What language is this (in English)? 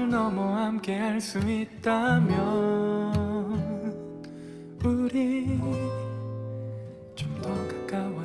Korean